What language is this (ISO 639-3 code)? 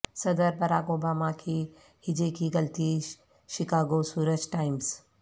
urd